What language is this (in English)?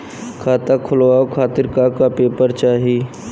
Bhojpuri